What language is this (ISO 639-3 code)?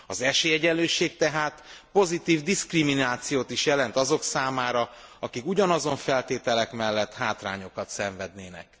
hun